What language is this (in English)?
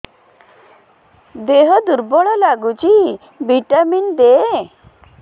Odia